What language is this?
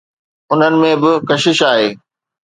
Sindhi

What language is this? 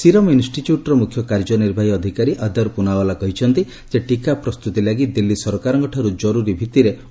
Odia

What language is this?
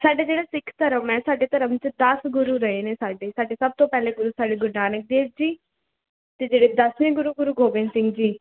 Punjabi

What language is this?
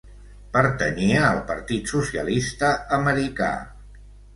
Catalan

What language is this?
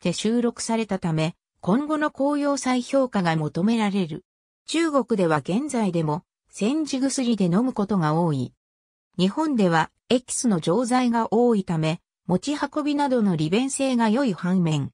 Japanese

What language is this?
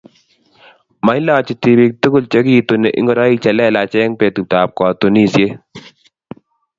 Kalenjin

